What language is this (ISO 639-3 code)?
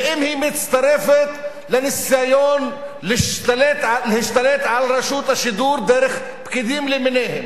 heb